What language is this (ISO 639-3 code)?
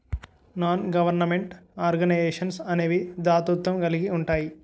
tel